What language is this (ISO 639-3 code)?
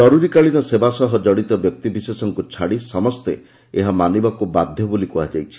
ori